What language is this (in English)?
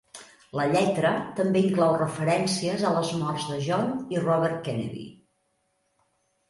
Catalan